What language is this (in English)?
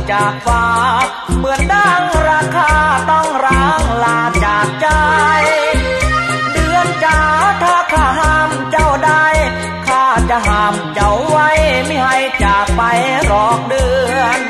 Thai